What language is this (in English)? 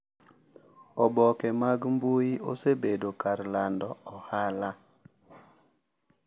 Luo (Kenya and Tanzania)